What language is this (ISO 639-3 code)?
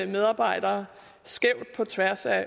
dan